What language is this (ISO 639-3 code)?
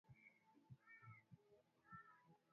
swa